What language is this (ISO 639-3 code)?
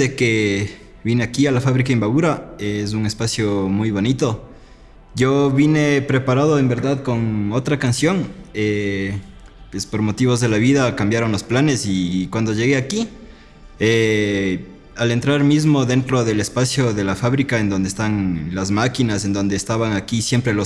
spa